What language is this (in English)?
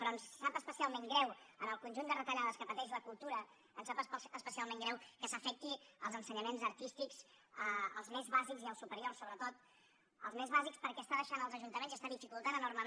Catalan